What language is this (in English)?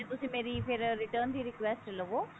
Punjabi